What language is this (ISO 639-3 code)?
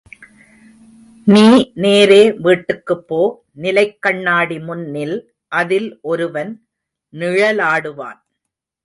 tam